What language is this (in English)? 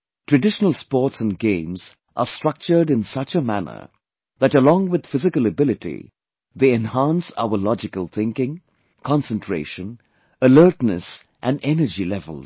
English